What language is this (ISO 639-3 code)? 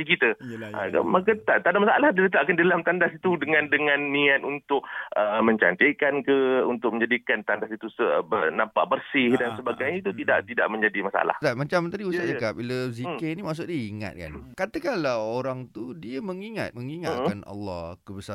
msa